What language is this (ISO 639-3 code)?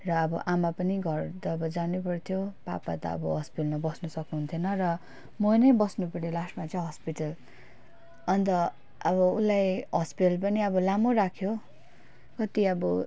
nep